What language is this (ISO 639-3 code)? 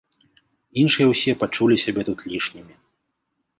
bel